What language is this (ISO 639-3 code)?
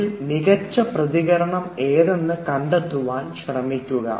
mal